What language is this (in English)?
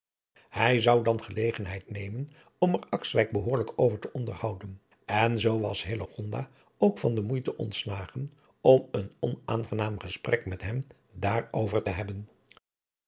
Dutch